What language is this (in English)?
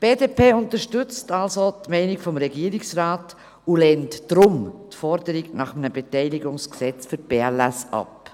Swiss German